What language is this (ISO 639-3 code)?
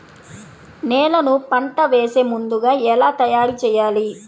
tel